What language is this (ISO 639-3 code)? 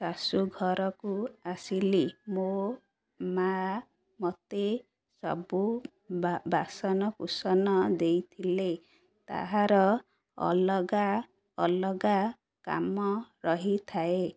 ori